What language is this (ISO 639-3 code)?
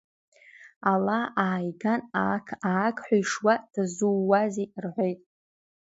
abk